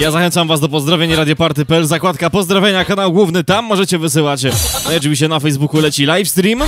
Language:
Polish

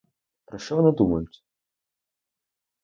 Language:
Ukrainian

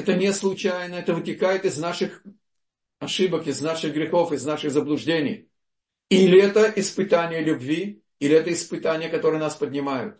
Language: Russian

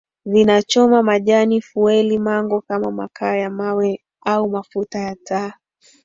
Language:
Swahili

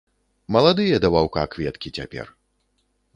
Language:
Belarusian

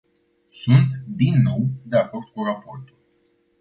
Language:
Romanian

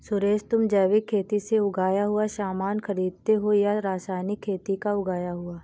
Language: Hindi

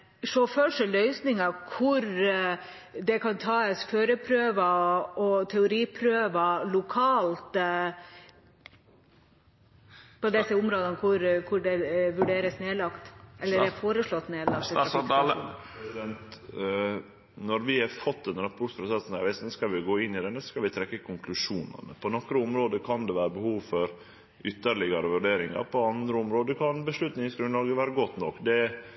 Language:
Norwegian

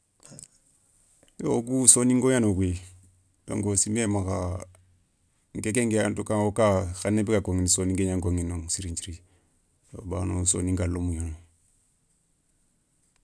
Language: Soninke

